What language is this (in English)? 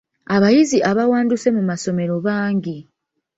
Ganda